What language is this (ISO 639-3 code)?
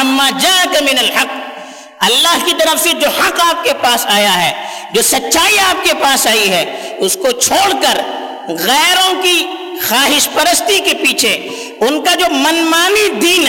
urd